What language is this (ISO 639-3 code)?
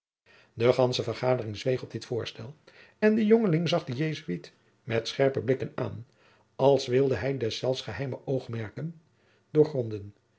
nld